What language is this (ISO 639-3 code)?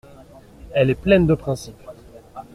fra